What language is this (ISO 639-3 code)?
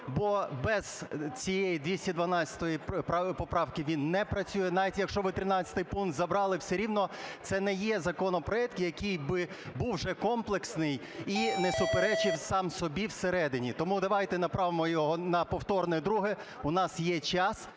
ukr